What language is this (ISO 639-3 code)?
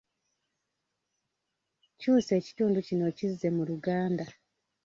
lug